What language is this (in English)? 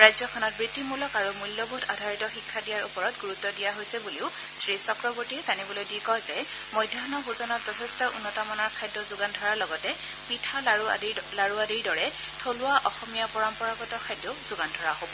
Assamese